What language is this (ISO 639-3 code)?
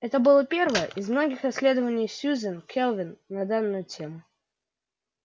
rus